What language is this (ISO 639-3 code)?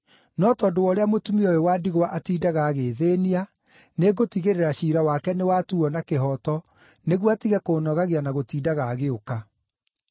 kik